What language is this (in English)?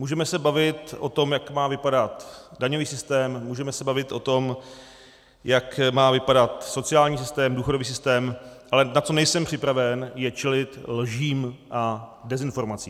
Czech